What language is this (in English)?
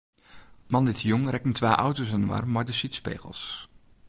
Western Frisian